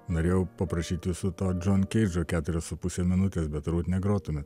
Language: Lithuanian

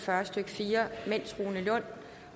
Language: Danish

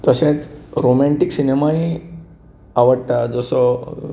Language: Konkani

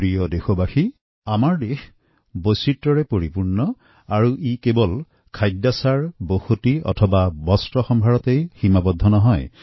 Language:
Assamese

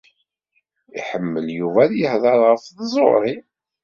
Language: Kabyle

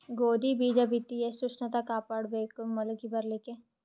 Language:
Kannada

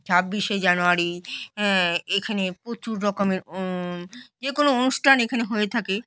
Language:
Bangla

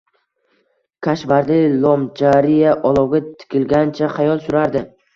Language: Uzbek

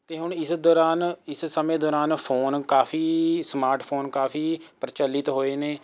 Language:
Punjabi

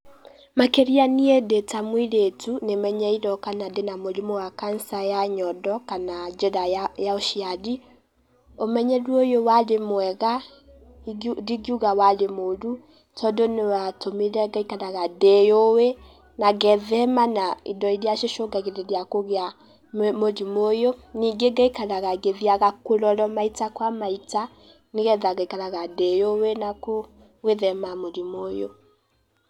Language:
Kikuyu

